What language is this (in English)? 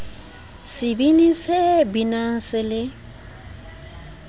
Southern Sotho